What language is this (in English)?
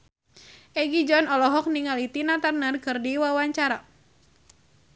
Sundanese